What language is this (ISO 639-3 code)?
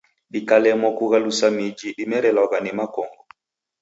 dav